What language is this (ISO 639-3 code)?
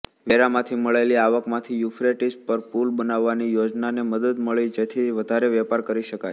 guj